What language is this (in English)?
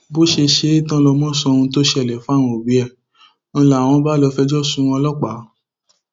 Yoruba